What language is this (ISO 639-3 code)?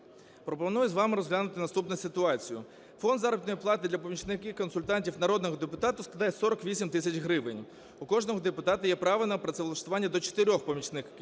ukr